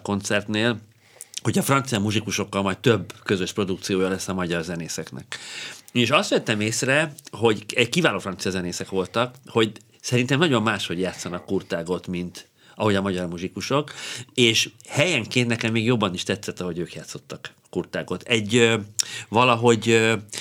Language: Hungarian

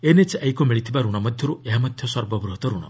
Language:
Odia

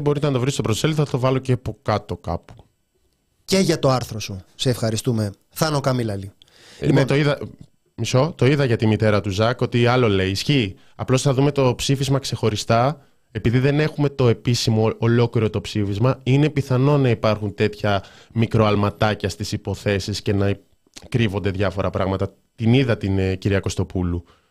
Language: Greek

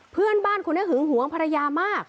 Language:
Thai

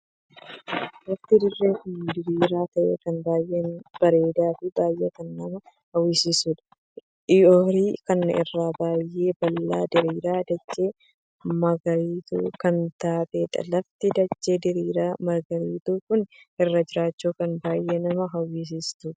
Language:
Oromo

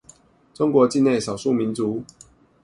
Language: Chinese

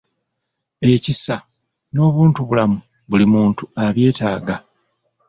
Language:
Ganda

